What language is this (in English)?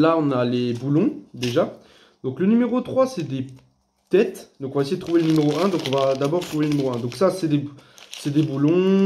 French